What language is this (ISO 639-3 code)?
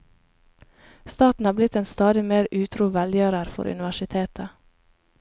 nor